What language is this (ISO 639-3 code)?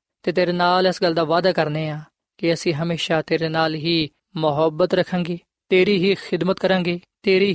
pan